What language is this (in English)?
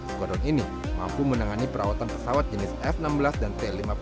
Indonesian